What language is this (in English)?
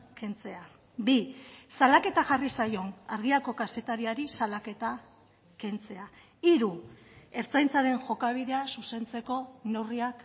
Basque